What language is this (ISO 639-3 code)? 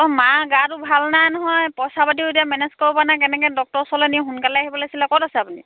asm